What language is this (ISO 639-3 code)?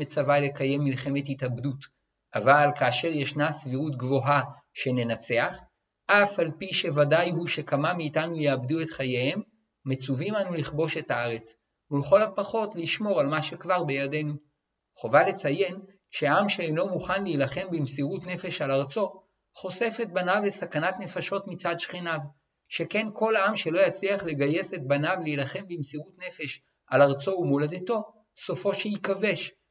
heb